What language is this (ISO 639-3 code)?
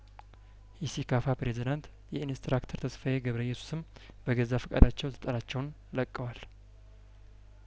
amh